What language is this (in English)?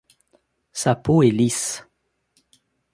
French